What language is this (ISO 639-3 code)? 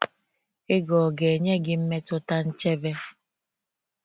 ibo